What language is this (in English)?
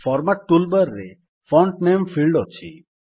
Odia